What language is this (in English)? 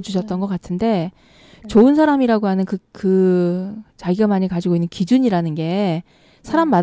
Korean